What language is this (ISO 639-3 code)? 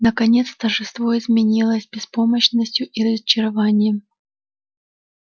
rus